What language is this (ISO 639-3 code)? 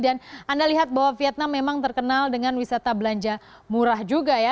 ind